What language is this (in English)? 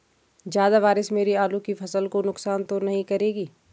Hindi